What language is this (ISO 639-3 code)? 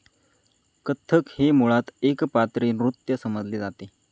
mar